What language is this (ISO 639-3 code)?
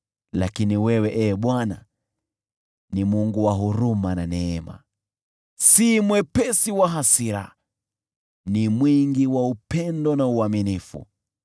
swa